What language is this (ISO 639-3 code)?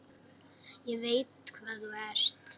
isl